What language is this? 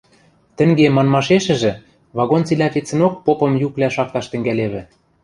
Western Mari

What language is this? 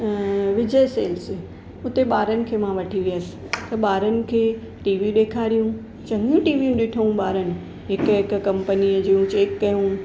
Sindhi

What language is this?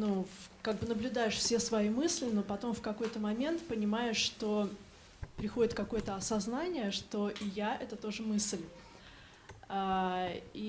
Russian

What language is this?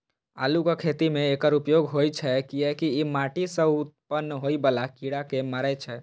Maithili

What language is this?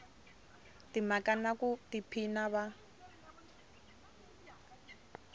Tsonga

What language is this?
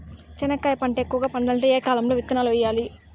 Telugu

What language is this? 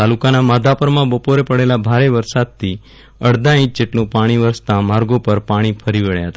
Gujarati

